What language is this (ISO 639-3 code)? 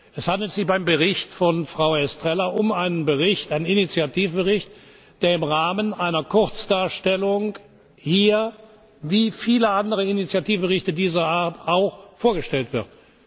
deu